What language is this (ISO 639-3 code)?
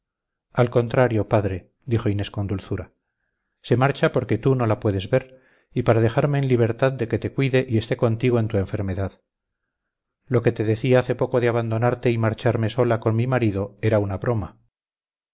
spa